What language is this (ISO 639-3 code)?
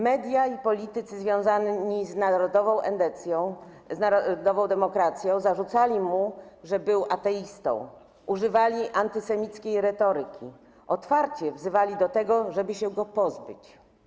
pol